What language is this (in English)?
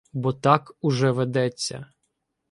Ukrainian